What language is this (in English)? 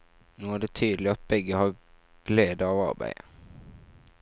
Norwegian